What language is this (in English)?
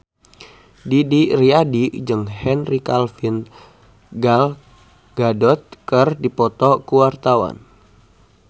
Sundanese